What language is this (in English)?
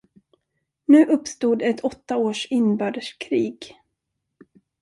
Swedish